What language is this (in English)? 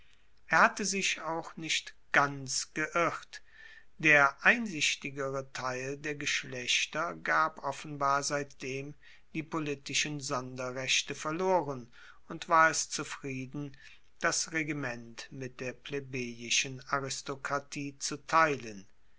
German